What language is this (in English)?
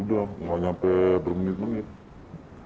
Indonesian